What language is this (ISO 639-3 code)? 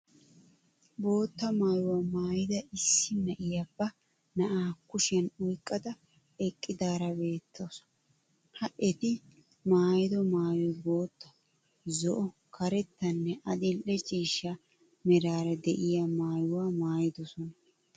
wal